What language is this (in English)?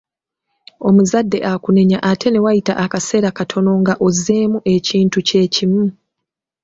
Ganda